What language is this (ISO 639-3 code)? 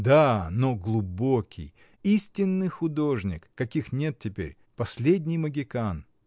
rus